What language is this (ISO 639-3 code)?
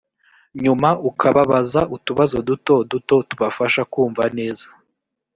kin